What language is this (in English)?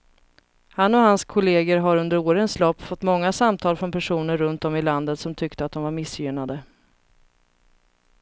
Swedish